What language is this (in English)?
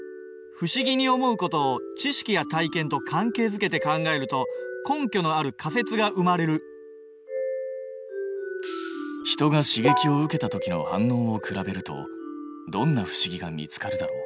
Japanese